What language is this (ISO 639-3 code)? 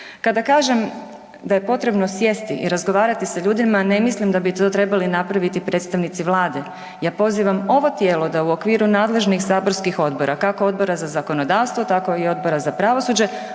hrv